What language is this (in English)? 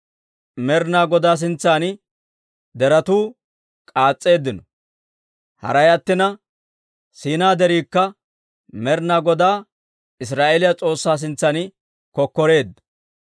Dawro